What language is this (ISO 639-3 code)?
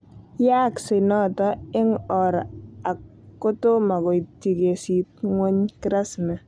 kln